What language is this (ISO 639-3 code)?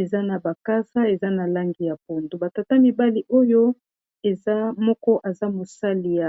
lin